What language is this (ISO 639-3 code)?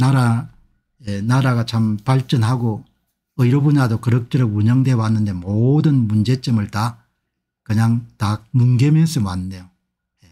kor